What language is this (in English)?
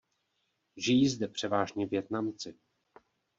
Czech